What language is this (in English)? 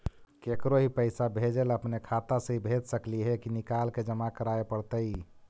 Magahi